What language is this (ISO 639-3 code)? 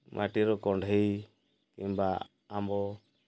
ori